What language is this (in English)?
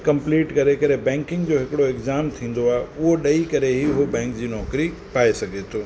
Sindhi